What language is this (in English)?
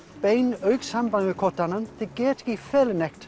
Icelandic